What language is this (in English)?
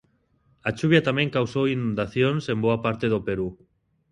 Galician